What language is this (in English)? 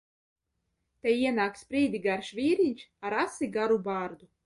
Latvian